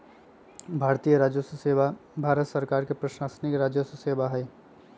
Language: Magahi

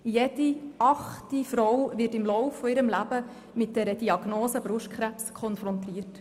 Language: Swiss German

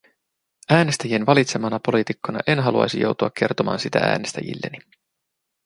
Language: Finnish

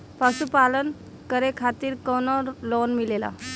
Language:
Bhojpuri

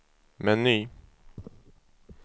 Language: Swedish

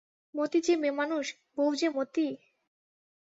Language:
Bangla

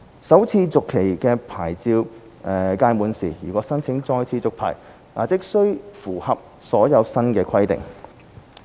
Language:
Cantonese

